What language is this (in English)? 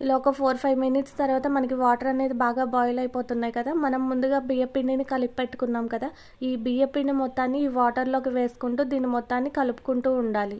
Telugu